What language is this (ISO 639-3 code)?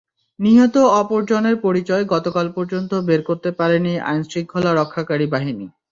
ben